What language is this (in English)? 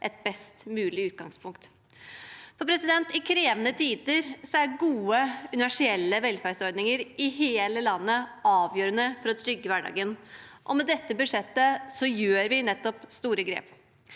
Norwegian